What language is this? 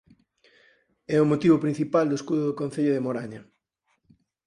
Galician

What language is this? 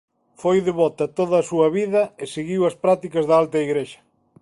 Galician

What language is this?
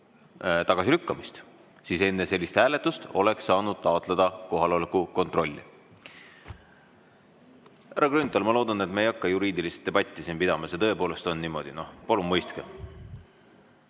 Estonian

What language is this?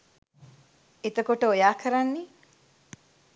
Sinhala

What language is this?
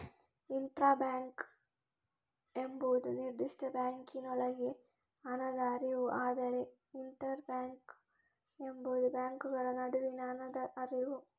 Kannada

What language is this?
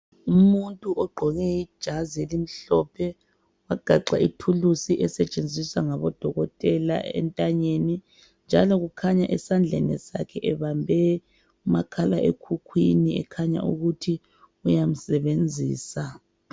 North Ndebele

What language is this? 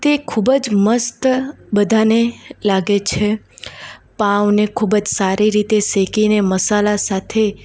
Gujarati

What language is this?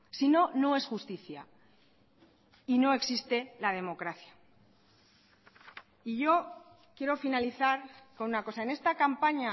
Spanish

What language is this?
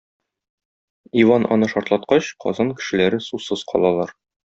Tatar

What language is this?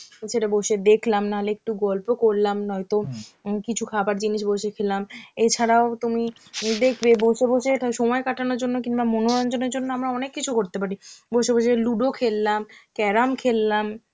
Bangla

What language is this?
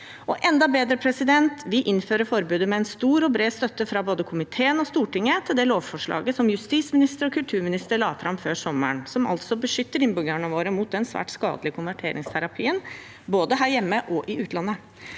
Norwegian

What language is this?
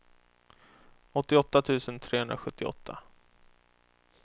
Swedish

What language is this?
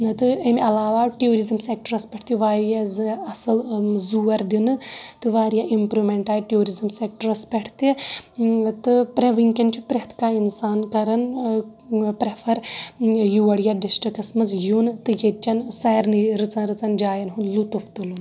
Kashmiri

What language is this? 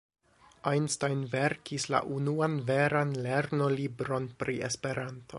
Esperanto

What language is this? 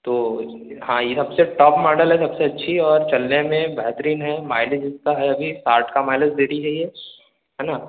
Hindi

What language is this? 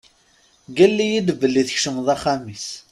Kabyle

